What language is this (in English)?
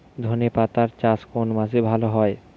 Bangla